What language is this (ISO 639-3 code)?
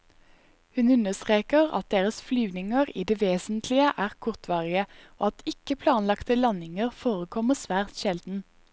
nor